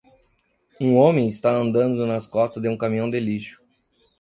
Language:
Portuguese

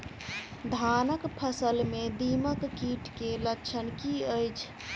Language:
Maithili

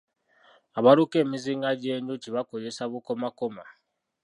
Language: Ganda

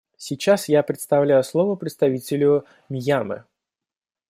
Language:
Russian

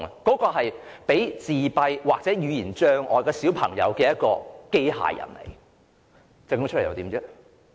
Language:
Cantonese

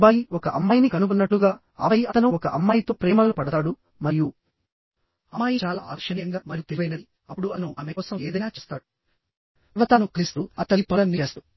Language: Telugu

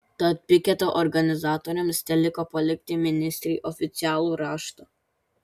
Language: Lithuanian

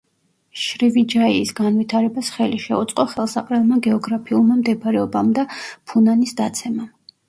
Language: Georgian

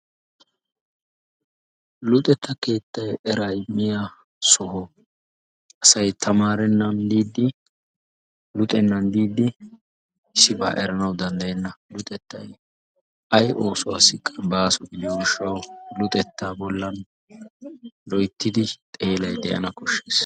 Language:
Wolaytta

